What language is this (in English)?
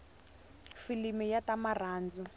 Tsonga